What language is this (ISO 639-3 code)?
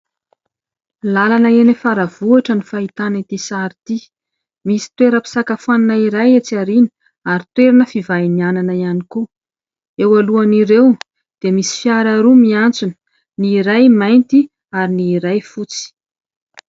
mlg